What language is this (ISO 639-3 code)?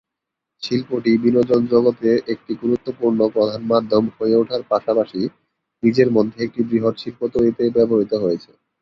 ben